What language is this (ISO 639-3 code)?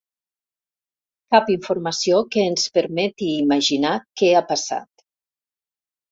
cat